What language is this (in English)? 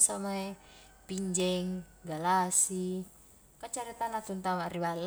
Highland Konjo